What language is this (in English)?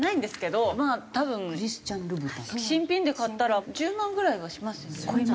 Japanese